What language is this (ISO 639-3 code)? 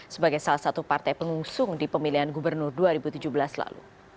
ind